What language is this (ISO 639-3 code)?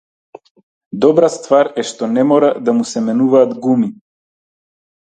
mkd